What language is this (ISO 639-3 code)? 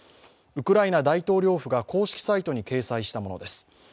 jpn